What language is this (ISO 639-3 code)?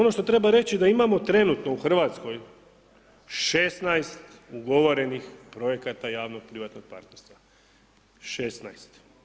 hrv